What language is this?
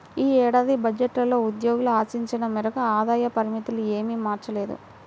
Telugu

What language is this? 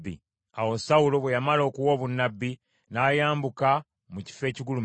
Ganda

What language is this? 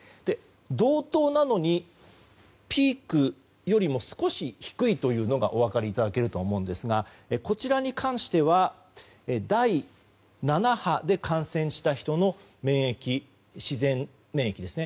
Japanese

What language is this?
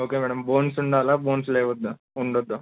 Telugu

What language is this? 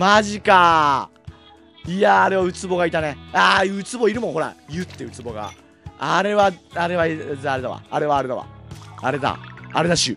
Japanese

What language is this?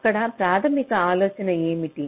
Telugu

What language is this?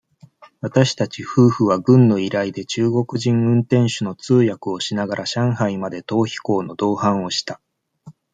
Japanese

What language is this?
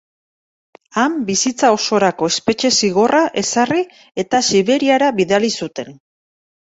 Basque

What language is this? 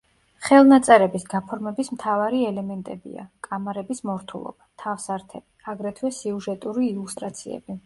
Georgian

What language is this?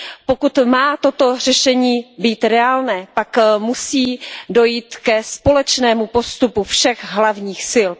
Czech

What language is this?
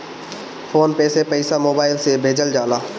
Bhojpuri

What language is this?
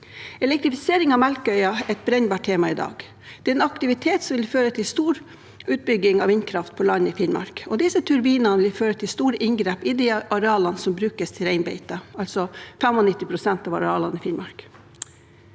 Norwegian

